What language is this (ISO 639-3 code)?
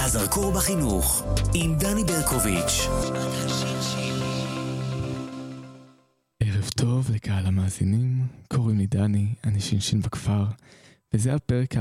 heb